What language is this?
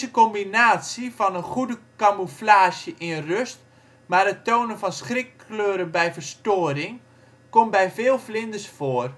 Dutch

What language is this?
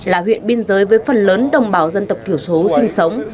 Vietnamese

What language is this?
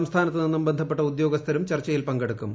Malayalam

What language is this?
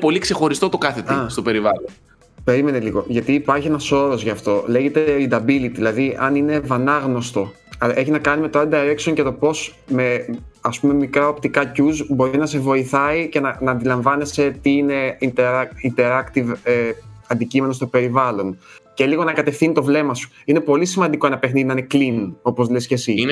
Greek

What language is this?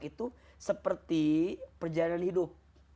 Indonesian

